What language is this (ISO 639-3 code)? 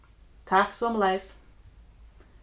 fao